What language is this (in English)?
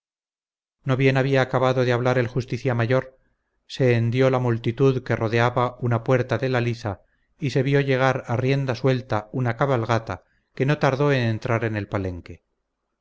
Spanish